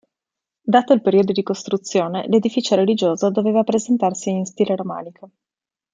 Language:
Italian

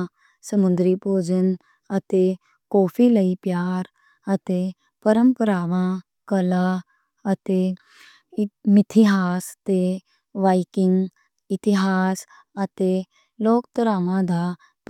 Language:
Western Panjabi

